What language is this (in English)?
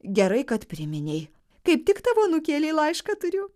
Lithuanian